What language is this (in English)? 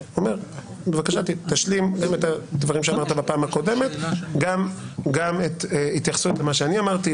Hebrew